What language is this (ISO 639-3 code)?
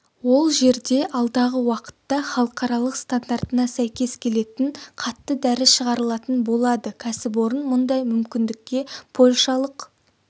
kaz